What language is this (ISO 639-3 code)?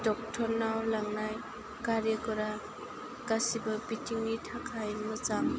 brx